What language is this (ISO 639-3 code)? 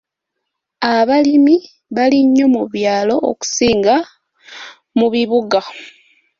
lug